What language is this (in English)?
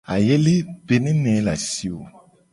Gen